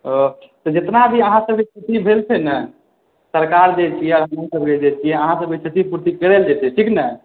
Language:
Maithili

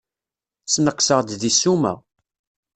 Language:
Kabyle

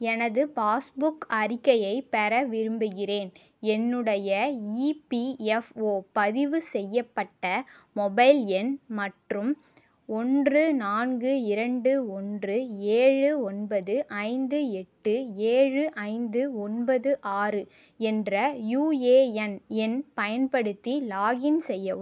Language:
Tamil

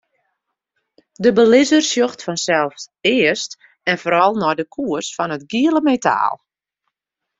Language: Western Frisian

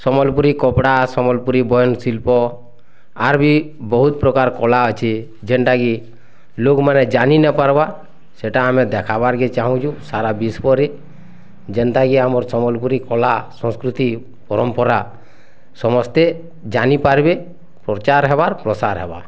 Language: Odia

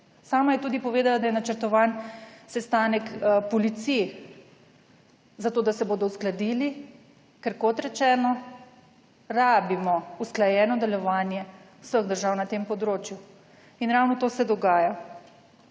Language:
Slovenian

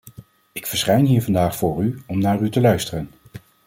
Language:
Dutch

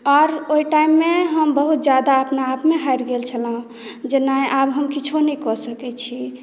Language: Maithili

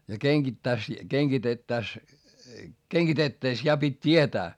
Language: Finnish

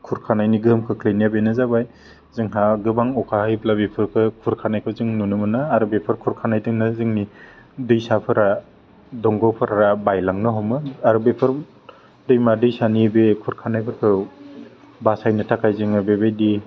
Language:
Bodo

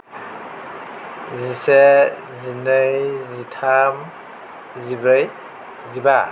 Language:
Bodo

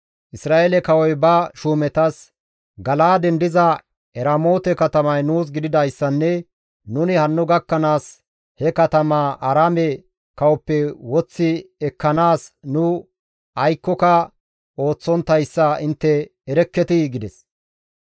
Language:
Gamo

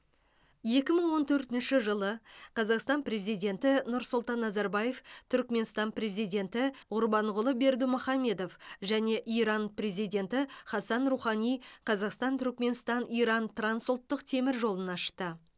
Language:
Kazakh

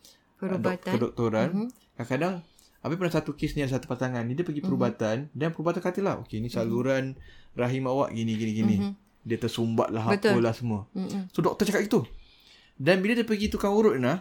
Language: Malay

